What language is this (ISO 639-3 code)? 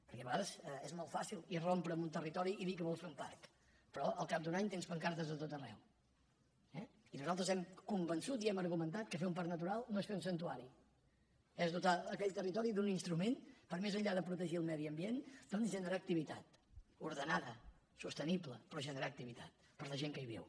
cat